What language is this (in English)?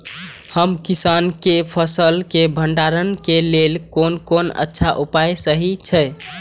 Maithili